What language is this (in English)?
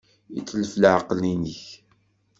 Kabyle